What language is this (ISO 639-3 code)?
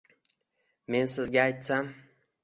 uzb